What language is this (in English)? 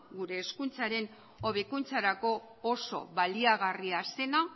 Basque